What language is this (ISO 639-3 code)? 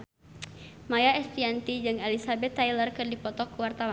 sun